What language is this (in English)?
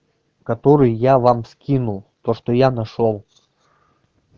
Russian